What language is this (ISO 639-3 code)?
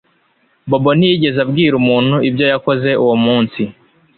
kin